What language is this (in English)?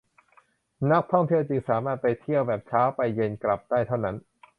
Thai